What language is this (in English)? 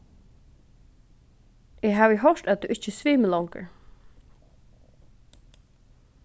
Faroese